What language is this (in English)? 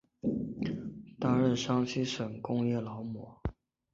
Chinese